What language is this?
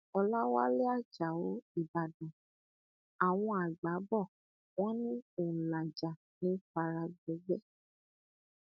Yoruba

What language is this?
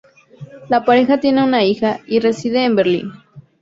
Spanish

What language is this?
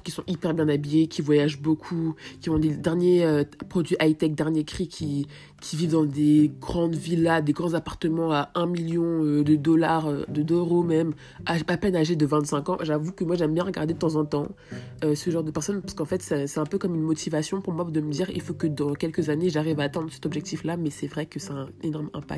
French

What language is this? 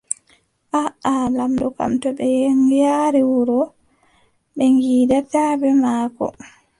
Adamawa Fulfulde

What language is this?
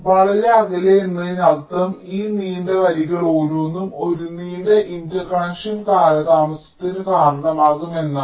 Malayalam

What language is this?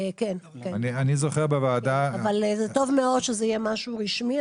Hebrew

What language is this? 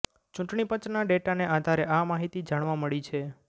Gujarati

